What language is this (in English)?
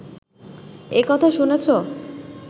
Bangla